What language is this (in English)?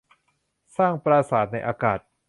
Thai